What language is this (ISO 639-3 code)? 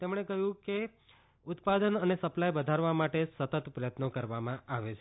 guj